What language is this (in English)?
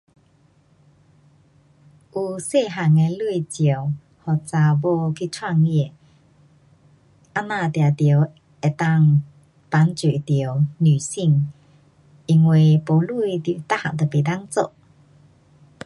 Pu-Xian Chinese